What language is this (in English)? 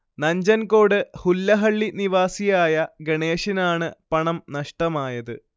Malayalam